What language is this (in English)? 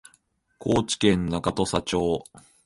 Japanese